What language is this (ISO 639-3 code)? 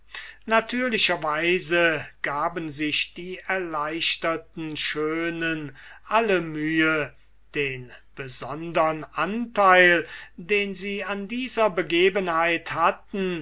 deu